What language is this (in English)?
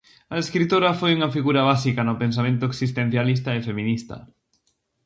Galician